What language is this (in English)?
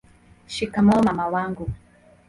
Swahili